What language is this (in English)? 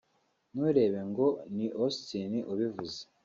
Kinyarwanda